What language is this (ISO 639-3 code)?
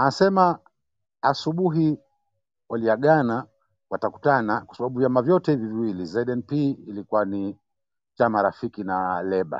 swa